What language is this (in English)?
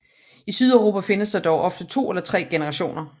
Danish